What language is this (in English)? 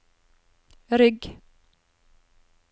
Norwegian